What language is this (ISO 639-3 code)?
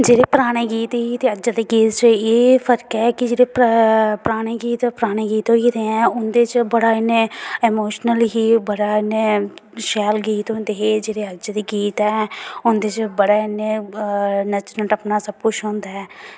doi